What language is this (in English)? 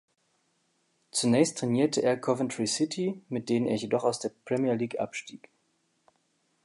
German